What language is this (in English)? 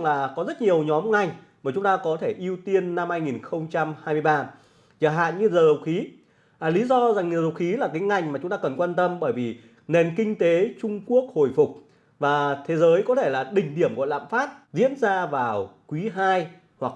Vietnamese